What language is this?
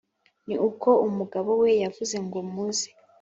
Kinyarwanda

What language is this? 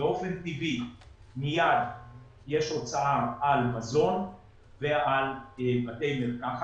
Hebrew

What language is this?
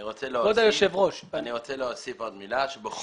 Hebrew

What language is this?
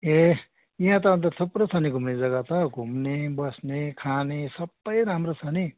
Nepali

